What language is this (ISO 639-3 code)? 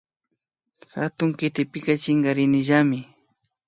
qvi